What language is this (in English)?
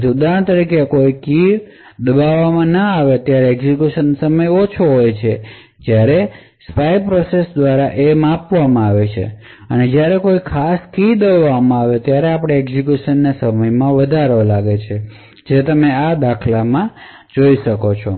Gujarati